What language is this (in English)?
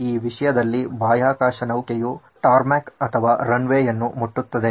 Kannada